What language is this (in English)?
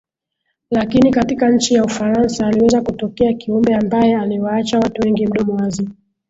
Swahili